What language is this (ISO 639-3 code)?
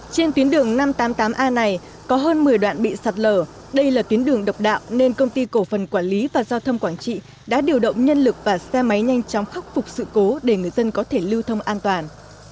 vie